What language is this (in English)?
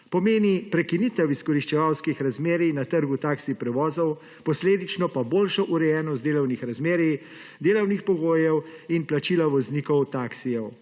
Slovenian